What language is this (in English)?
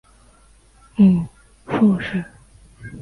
Chinese